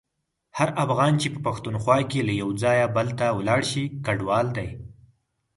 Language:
Pashto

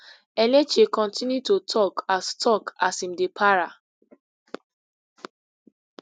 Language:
Nigerian Pidgin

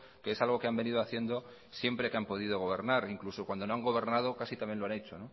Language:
Spanish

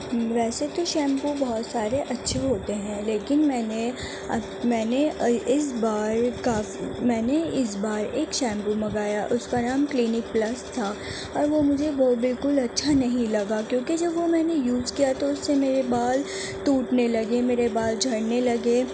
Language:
Urdu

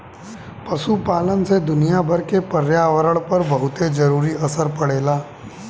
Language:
Bhojpuri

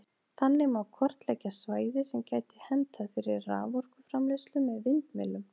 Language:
Icelandic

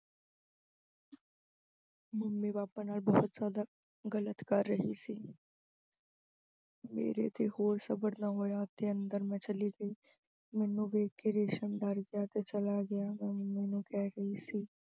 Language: Punjabi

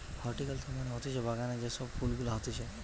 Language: Bangla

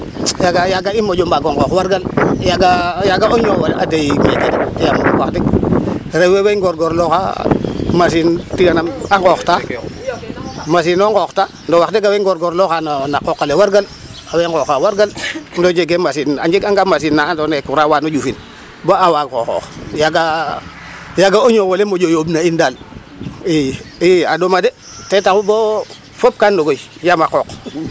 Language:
Serer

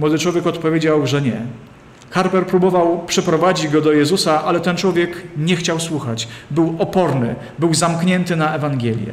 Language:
Polish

